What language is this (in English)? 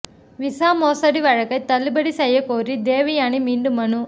Tamil